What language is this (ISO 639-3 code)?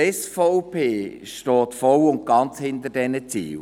gsw